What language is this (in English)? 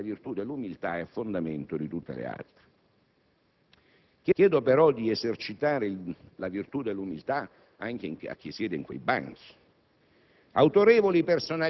Italian